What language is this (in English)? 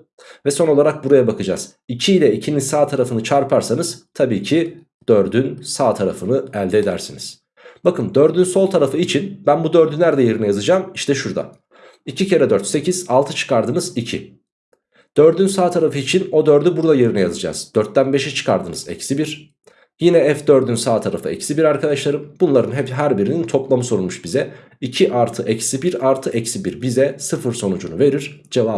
Turkish